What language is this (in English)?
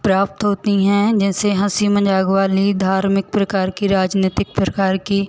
Hindi